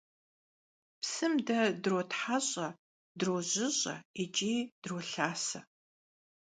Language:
Kabardian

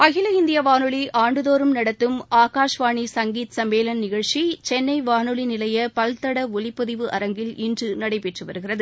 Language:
Tamil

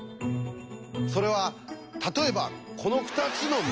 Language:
Japanese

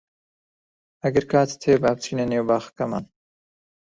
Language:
Central Kurdish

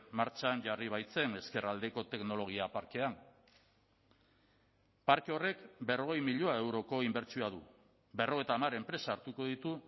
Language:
Basque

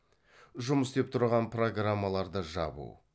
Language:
Kazakh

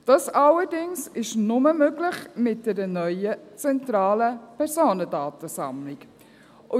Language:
Swiss German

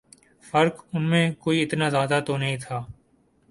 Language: Urdu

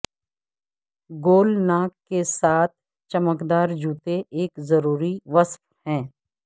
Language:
Urdu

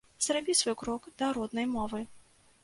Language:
Belarusian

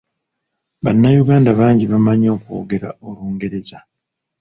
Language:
Ganda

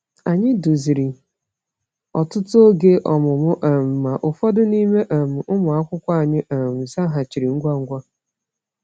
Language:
Igbo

